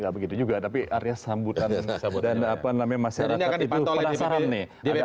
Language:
Indonesian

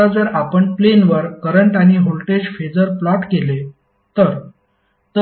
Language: Marathi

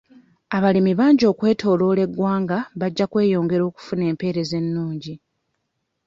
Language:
Ganda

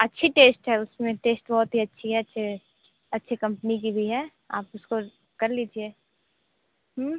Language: Hindi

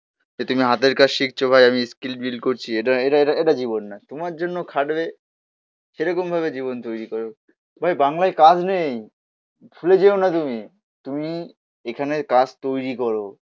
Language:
Bangla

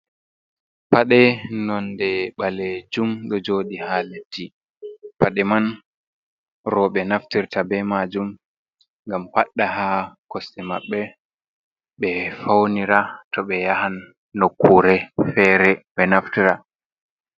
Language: Fula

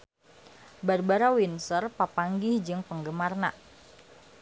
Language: Sundanese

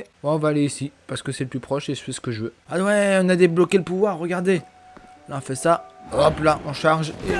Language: French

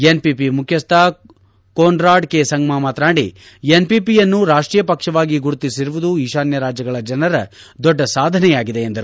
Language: Kannada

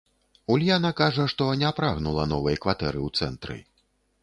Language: Belarusian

